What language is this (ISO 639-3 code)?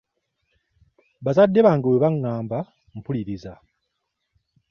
lug